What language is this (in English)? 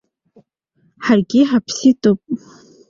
Abkhazian